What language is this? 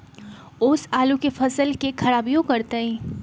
Magahi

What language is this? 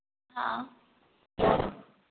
Hindi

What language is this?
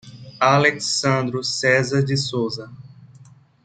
Portuguese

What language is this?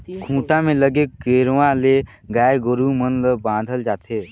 Chhattisgarhi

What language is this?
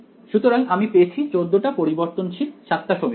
Bangla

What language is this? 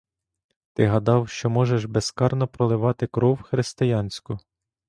Ukrainian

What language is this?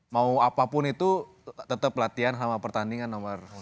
Indonesian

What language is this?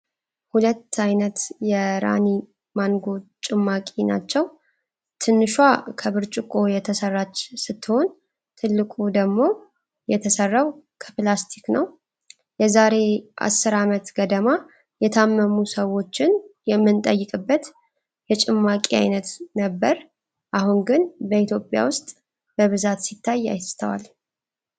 Amharic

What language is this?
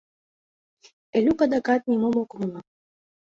Mari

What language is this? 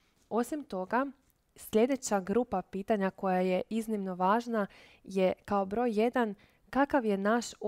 Croatian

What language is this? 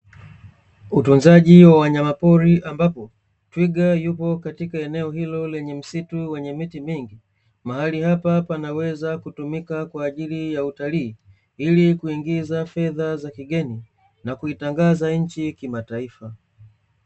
Swahili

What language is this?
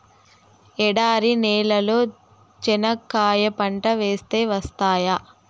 Telugu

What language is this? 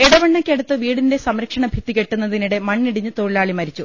Malayalam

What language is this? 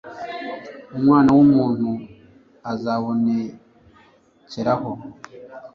Kinyarwanda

